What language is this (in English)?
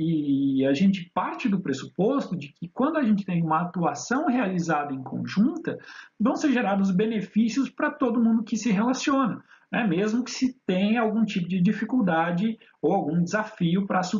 Portuguese